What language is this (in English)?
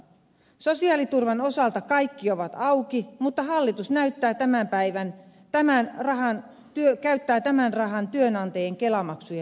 Finnish